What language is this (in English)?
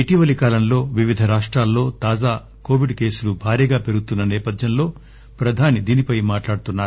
Telugu